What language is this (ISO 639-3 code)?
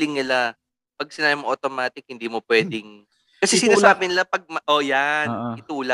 fil